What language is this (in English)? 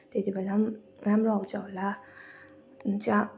Nepali